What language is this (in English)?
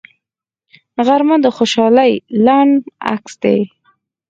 Pashto